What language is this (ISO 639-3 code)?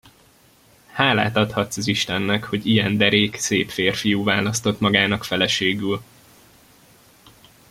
hun